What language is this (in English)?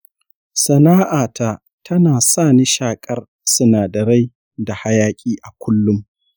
Hausa